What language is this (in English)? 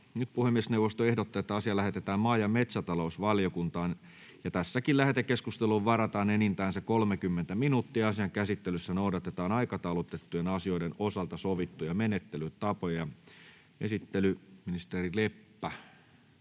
Finnish